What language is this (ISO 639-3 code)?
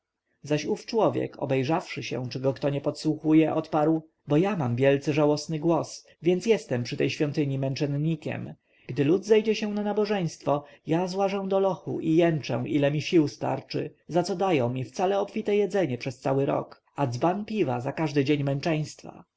pol